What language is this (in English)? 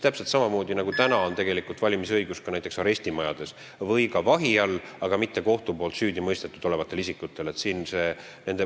Estonian